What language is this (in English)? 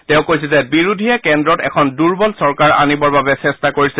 Assamese